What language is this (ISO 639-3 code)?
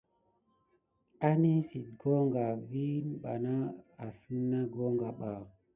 gid